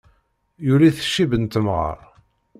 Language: Kabyle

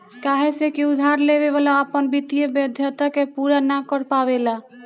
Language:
Bhojpuri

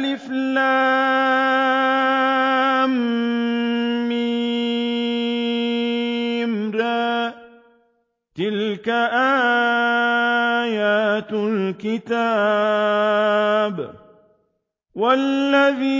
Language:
Arabic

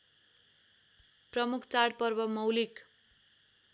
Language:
Nepali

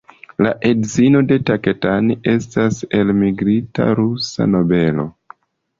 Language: Esperanto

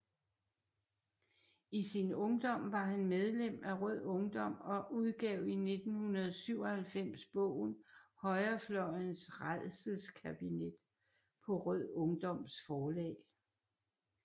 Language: Danish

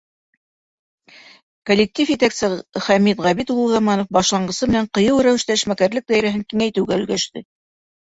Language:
Bashkir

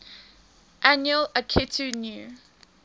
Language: English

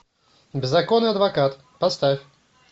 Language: Russian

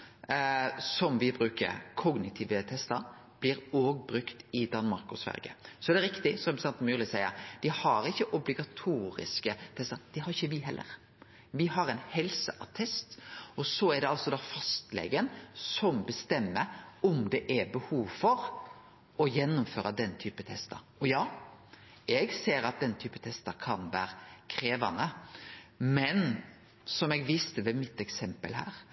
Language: Norwegian Nynorsk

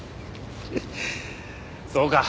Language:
Japanese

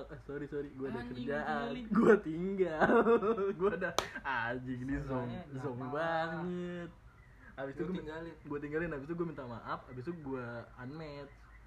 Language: Indonesian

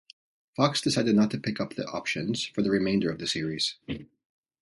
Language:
English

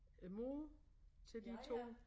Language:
Danish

